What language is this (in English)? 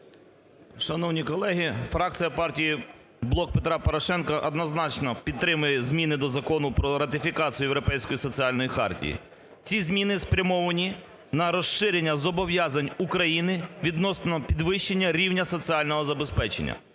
Ukrainian